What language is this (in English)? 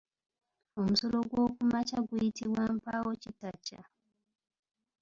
Ganda